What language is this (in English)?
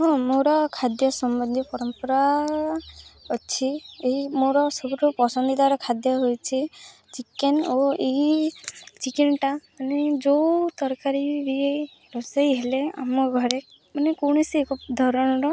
Odia